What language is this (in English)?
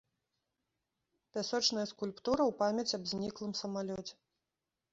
Belarusian